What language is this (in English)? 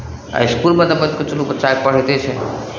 Maithili